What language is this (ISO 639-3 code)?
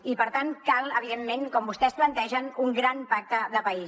cat